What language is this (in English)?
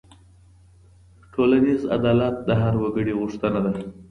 Pashto